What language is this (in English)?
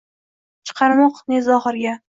Uzbek